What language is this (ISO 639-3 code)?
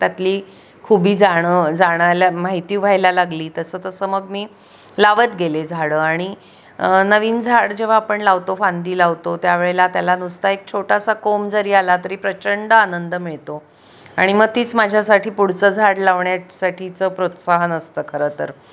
mar